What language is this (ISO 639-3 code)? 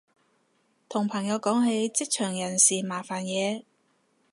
yue